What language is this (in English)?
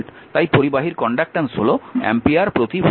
Bangla